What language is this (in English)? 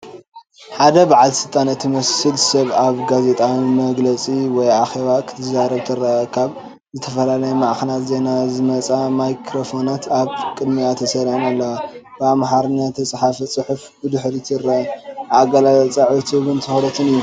Tigrinya